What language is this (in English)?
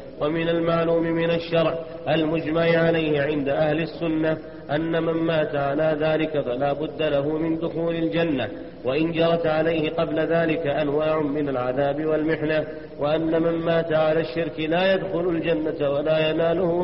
Arabic